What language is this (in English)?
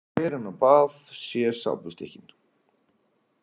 Icelandic